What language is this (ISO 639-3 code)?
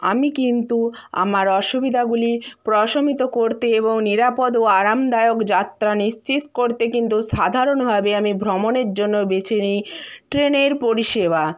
ben